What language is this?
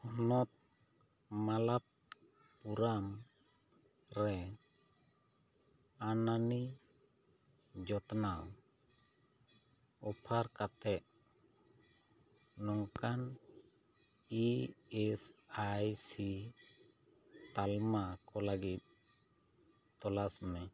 Santali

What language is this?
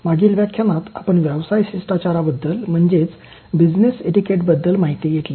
Marathi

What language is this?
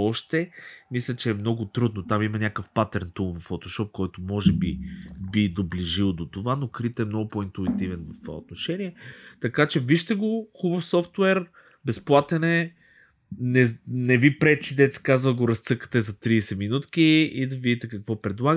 Bulgarian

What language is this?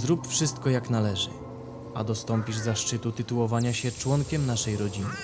Polish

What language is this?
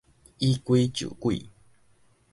Min Nan Chinese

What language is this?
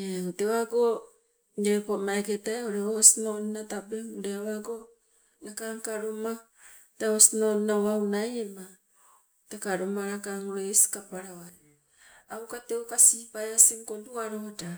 Sibe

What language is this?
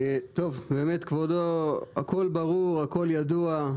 Hebrew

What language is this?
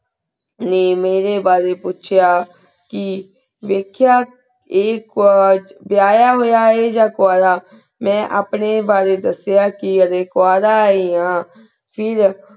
Punjabi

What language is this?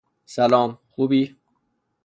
Persian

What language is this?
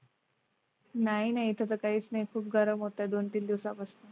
Marathi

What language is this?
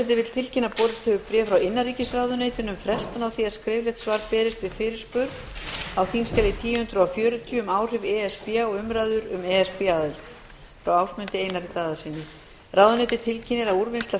Icelandic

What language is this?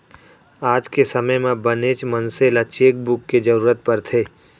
Chhattisgarhi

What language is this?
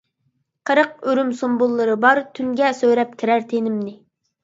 Uyghur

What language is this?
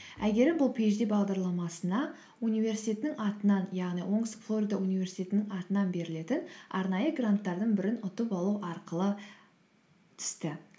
Kazakh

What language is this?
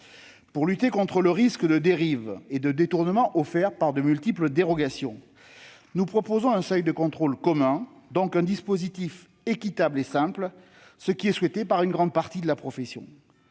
French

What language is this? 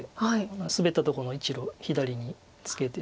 Japanese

